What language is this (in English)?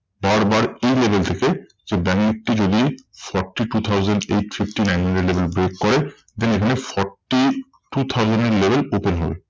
Bangla